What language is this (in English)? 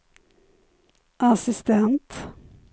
Swedish